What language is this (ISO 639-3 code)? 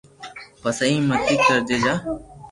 lrk